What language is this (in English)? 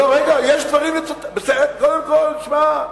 Hebrew